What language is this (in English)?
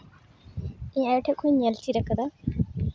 Santali